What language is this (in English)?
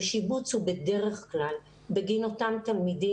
Hebrew